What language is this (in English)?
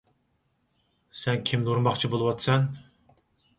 Uyghur